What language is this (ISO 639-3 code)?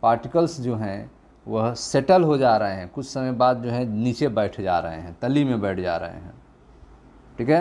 hin